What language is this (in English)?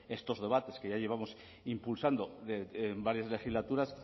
Spanish